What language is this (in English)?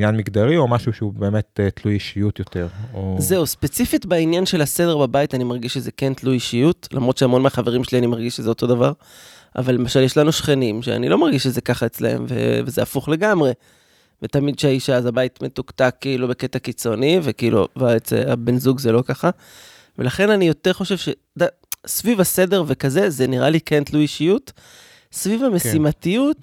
Hebrew